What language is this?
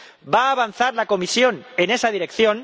Spanish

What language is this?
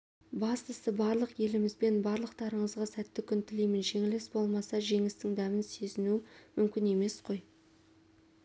Kazakh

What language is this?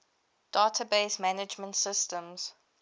English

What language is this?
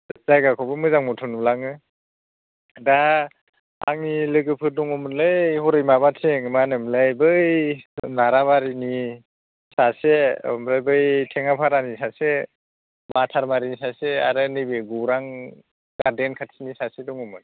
Bodo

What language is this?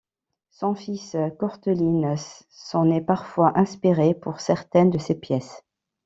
French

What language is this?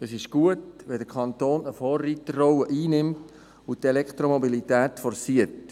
Swiss German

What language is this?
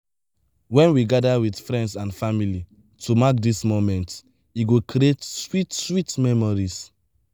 Nigerian Pidgin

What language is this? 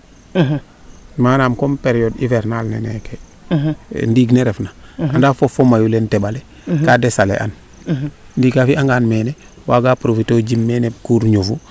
Serer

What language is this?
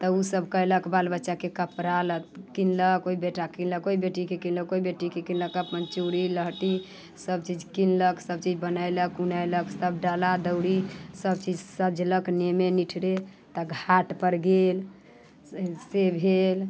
Maithili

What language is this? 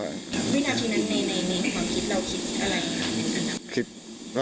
Thai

